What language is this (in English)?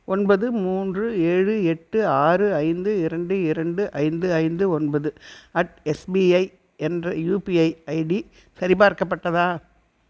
Tamil